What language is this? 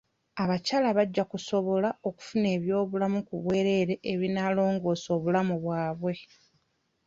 Ganda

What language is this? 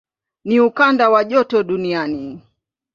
Swahili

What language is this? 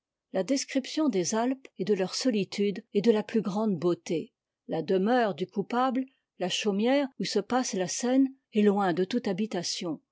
French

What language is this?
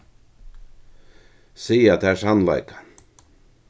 Faroese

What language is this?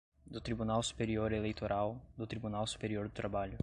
Portuguese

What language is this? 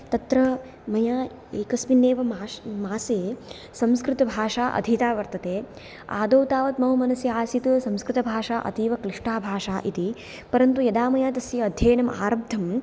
Sanskrit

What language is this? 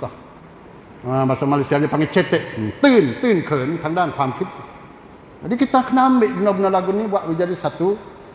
Malay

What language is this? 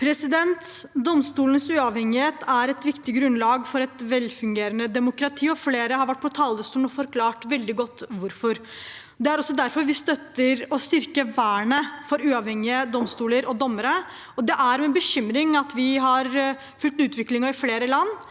Norwegian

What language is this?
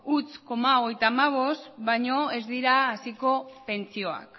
Basque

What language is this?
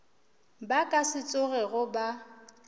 Northern Sotho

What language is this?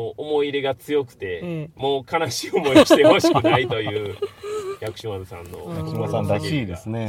Japanese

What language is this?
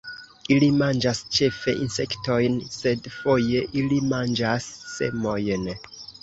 Esperanto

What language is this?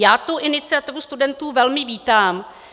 Czech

